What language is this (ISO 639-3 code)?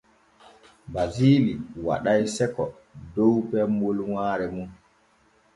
fue